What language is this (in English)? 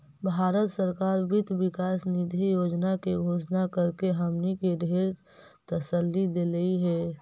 Magahi